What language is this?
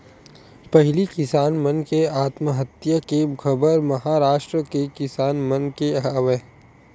Chhattisgarhi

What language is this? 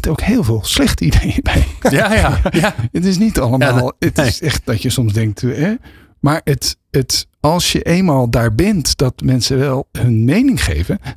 Dutch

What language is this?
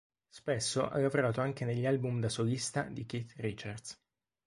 Italian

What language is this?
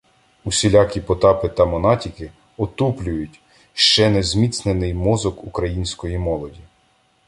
Ukrainian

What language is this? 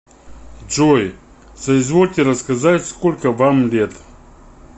Russian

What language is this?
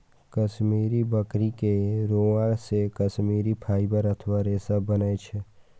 Maithili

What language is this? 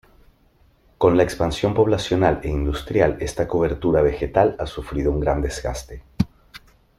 Spanish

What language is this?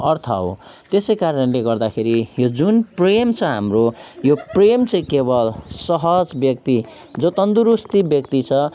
Nepali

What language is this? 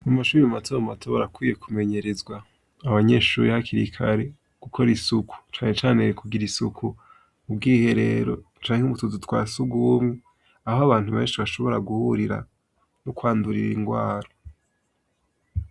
Rundi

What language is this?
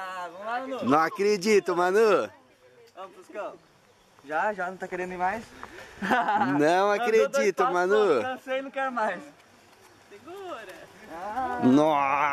Portuguese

